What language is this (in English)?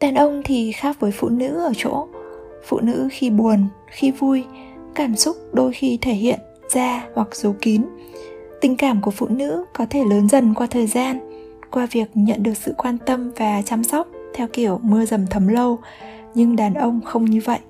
Vietnamese